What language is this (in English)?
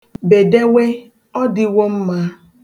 Igbo